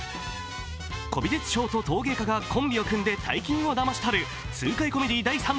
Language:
Japanese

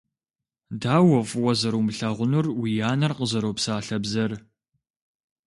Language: Kabardian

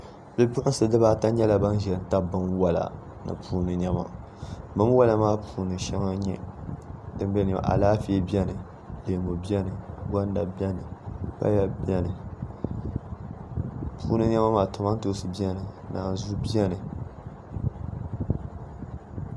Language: Dagbani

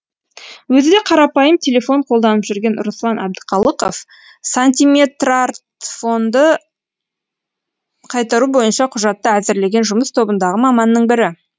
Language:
Kazakh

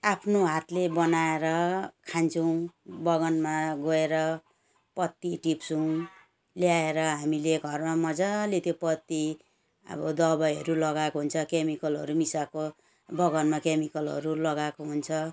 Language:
Nepali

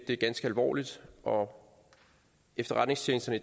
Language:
Danish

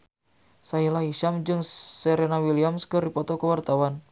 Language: Sundanese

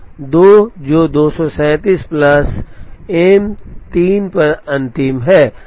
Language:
Hindi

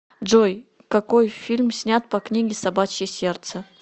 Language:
Russian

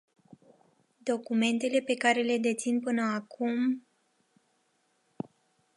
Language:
Romanian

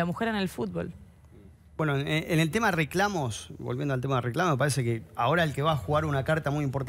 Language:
Spanish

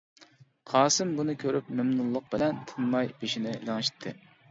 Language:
Uyghur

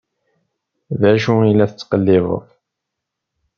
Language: Kabyle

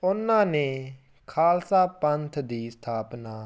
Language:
Punjabi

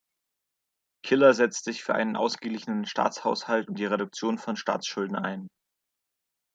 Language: German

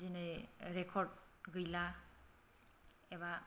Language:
Bodo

